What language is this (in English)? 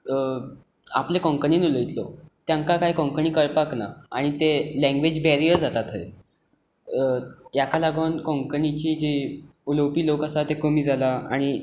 Konkani